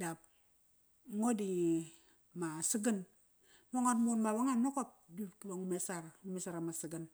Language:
Kairak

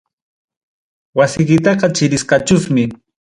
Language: Ayacucho Quechua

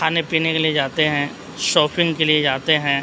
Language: Urdu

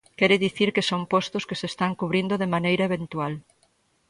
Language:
Galician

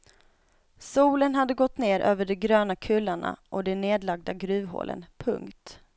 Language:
Swedish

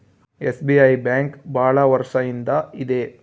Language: Kannada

